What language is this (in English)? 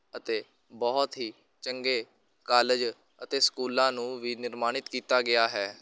Punjabi